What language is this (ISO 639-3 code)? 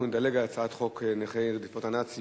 heb